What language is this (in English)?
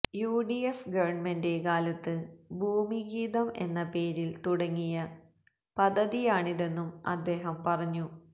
Malayalam